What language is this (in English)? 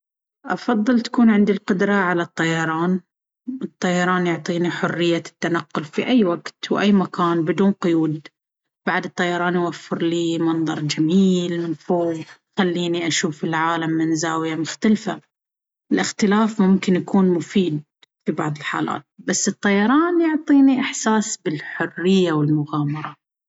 Baharna Arabic